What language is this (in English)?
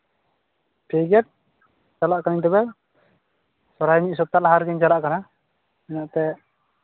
Santali